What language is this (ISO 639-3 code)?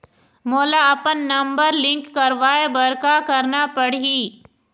hne